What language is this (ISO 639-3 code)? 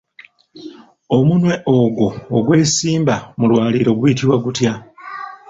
lug